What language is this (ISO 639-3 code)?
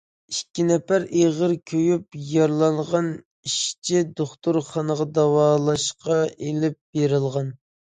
uig